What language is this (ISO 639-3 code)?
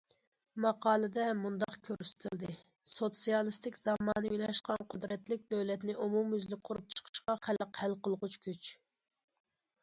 uig